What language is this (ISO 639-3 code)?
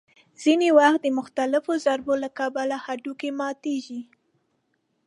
pus